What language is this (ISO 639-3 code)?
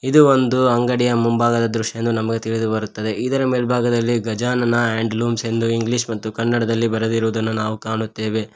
kan